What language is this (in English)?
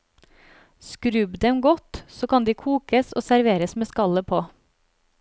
Norwegian